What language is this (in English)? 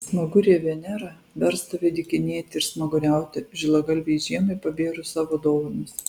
Lithuanian